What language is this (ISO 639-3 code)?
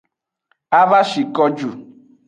ajg